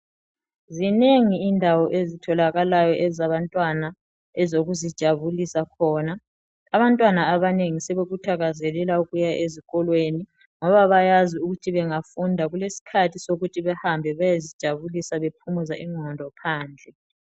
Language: North Ndebele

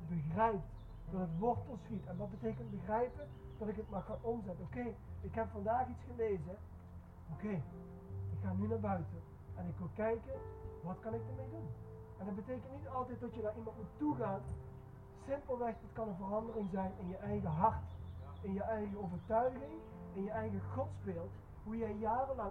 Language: Dutch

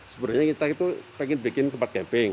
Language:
Indonesian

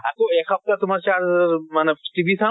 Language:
Assamese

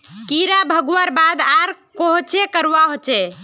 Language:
Magahi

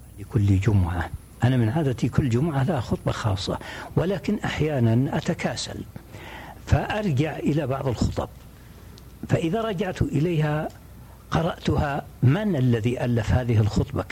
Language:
Arabic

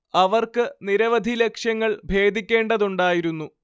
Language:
Malayalam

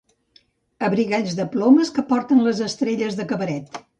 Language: Catalan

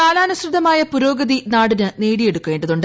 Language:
Malayalam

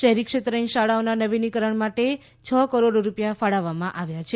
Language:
Gujarati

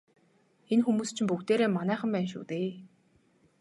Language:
Mongolian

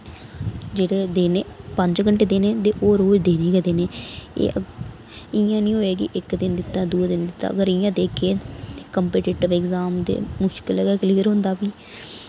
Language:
Dogri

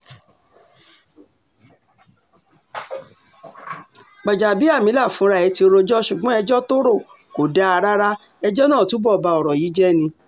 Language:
Yoruba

